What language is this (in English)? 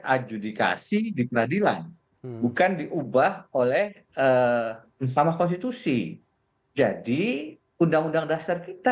Indonesian